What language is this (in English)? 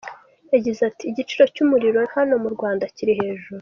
Kinyarwanda